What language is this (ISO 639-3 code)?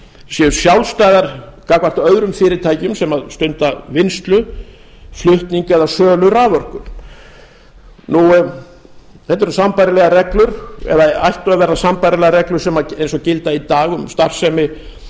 isl